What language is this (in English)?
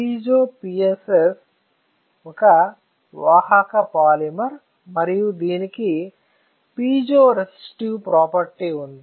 Telugu